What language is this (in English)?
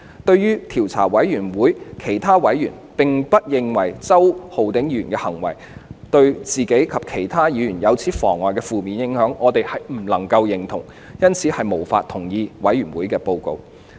Cantonese